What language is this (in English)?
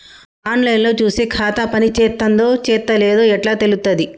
Telugu